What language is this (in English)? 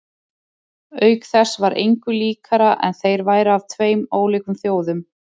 Icelandic